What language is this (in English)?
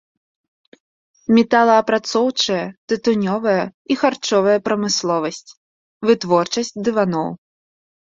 Belarusian